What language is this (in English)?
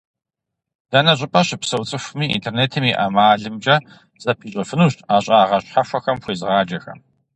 Kabardian